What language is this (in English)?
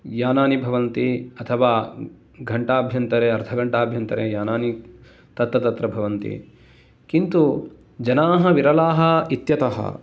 Sanskrit